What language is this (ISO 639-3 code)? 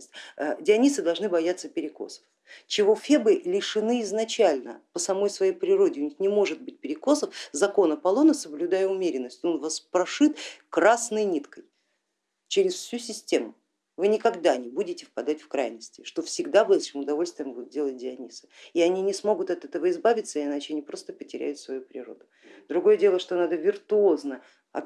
rus